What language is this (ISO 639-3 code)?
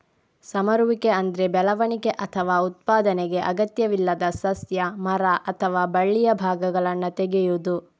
kan